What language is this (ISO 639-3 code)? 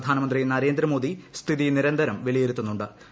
mal